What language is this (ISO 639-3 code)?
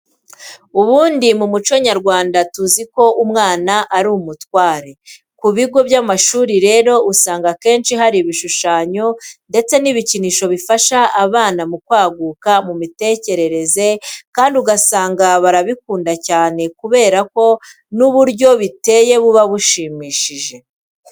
kin